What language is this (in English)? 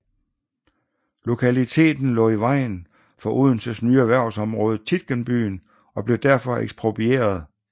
Danish